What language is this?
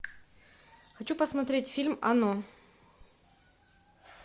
Russian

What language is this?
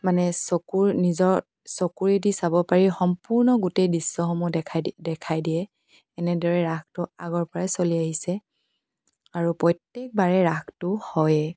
Assamese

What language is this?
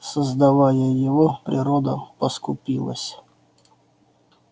Russian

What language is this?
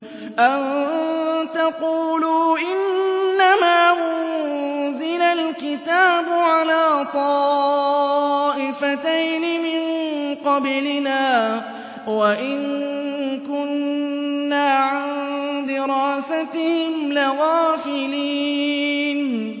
Arabic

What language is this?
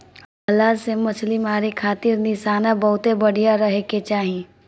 Bhojpuri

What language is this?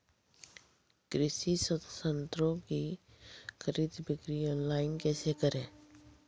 Maithili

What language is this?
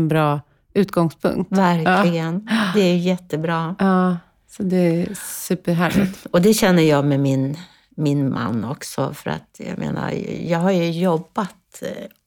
Swedish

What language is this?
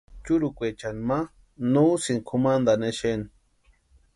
Western Highland Purepecha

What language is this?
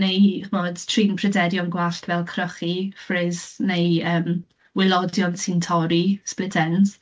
Welsh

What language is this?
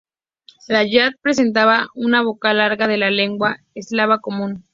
Spanish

